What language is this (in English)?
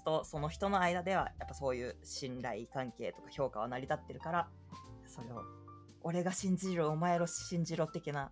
Japanese